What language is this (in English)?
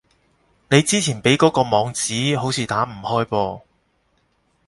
Cantonese